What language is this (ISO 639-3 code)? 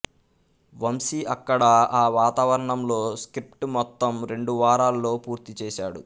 tel